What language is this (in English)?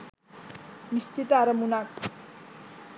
Sinhala